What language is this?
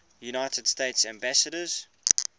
English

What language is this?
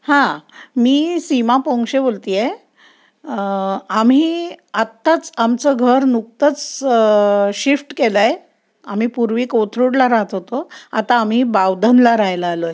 Marathi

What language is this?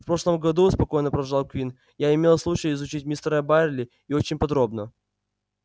Russian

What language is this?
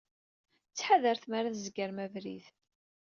Kabyle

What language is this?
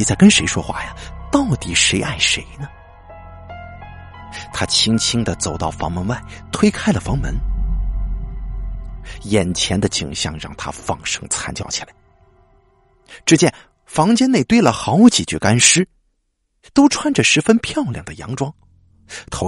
Chinese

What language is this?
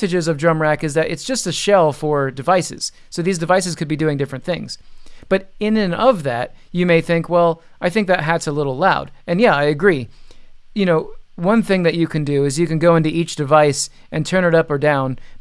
English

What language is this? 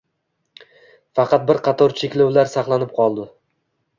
Uzbek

